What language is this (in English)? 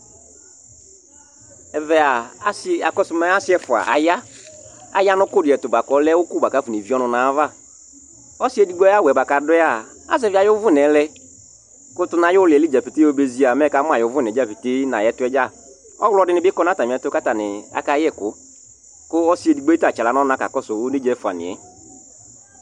Ikposo